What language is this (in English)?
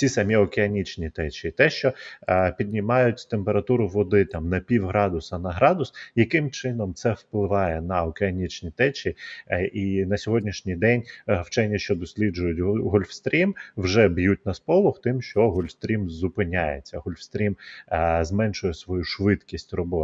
Ukrainian